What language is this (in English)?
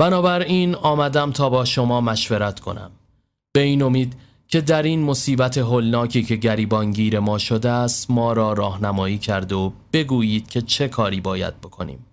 Persian